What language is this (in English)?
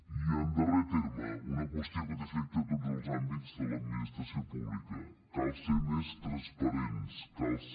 Catalan